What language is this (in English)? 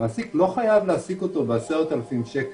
Hebrew